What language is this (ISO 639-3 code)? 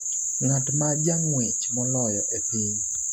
luo